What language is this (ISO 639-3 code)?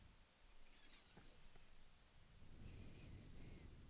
dan